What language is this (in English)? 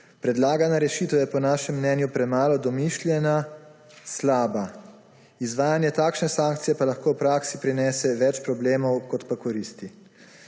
Slovenian